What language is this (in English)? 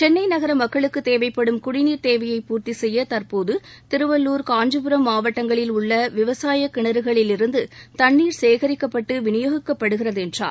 Tamil